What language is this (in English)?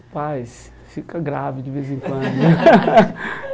Portuguese